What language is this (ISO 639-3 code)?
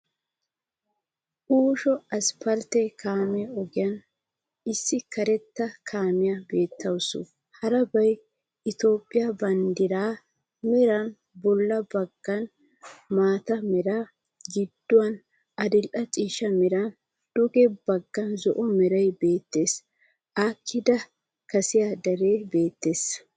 wal